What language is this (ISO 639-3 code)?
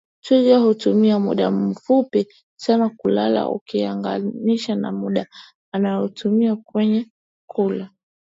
swa